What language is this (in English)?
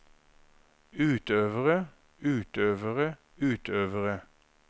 Norwegian